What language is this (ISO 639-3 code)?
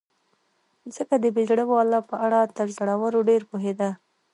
pus